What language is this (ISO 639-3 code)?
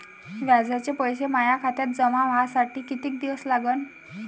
mar